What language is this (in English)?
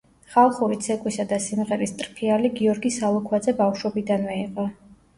Georgian